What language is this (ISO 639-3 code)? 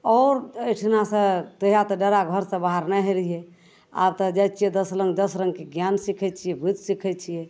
mai